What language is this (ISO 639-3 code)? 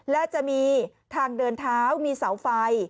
tha